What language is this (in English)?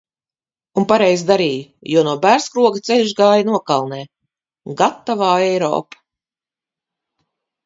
Latvian